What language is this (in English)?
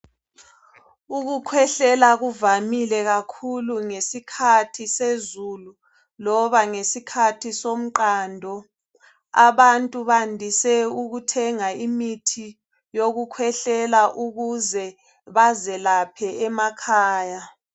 North Ndebele